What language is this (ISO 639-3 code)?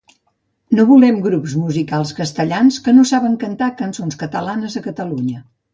cat